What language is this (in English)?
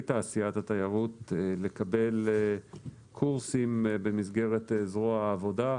Hebrew